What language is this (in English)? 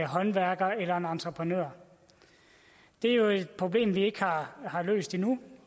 Danish